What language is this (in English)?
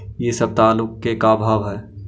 Magahi